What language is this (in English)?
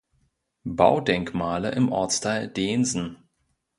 German